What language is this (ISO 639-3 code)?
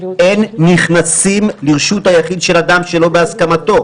heb